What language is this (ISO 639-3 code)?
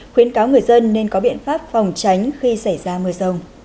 vie